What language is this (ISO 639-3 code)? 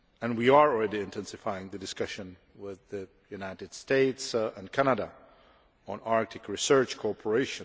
eng